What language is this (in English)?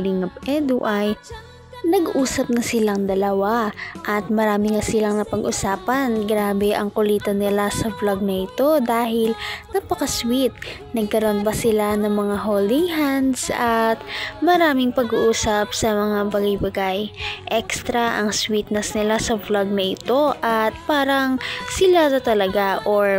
Filipino